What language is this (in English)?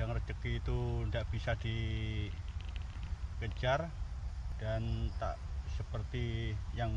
Indonesian